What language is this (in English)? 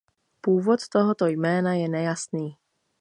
Czech